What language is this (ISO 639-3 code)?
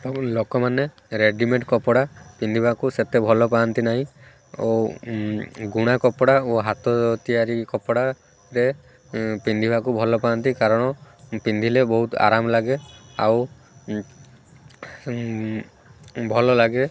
ori